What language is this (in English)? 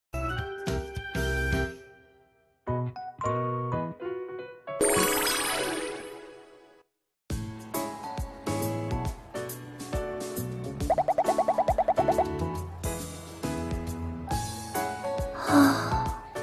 Japanese